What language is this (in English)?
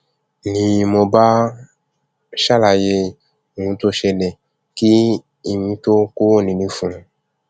Yoruba